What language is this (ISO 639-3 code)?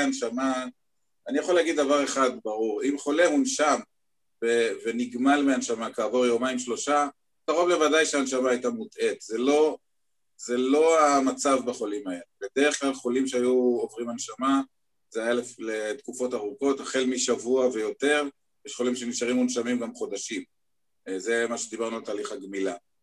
heb